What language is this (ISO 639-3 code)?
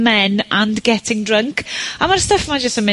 cym